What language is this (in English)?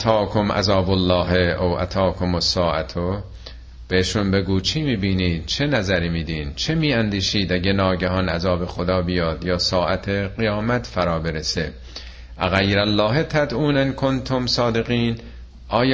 Persian